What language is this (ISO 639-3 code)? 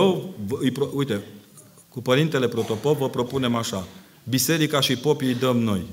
ron